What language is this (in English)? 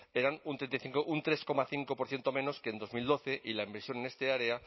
Spanish